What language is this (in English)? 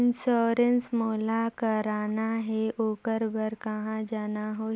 Chhattisgarhi